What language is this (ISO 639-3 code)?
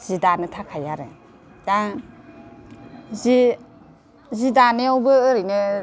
brx